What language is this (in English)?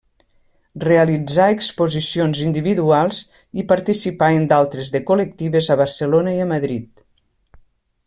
Catalan